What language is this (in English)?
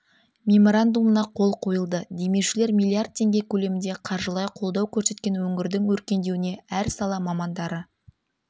Kazakh